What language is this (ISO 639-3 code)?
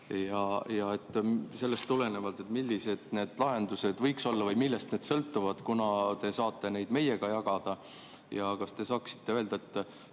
est